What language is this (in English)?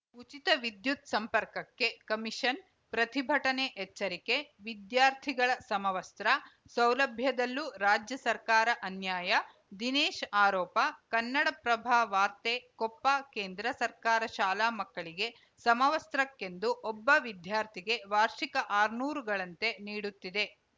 Kannada